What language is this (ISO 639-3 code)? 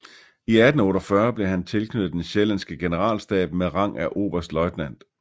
dan